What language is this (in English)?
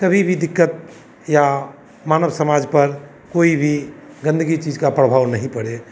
Hindi